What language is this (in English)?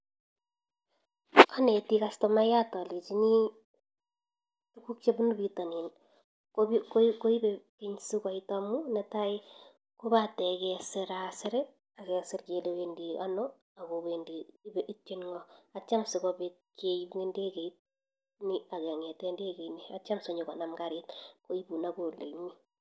Kalenjin